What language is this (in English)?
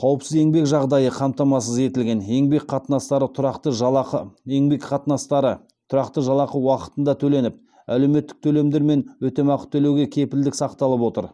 Kazakh